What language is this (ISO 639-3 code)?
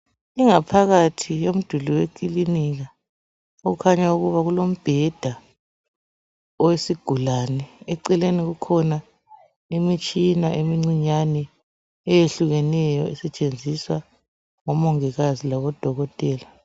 nde